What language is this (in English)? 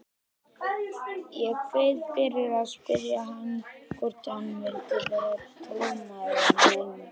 Icelandic